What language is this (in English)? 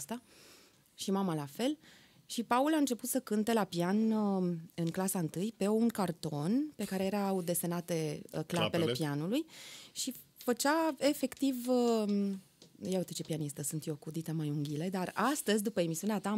Romanian